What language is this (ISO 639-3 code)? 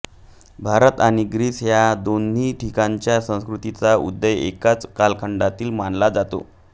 mar